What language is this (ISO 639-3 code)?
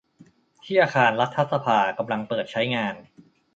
tha